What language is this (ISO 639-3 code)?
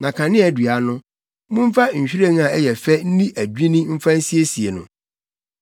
aka